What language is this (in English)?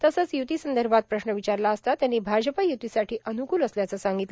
Marathi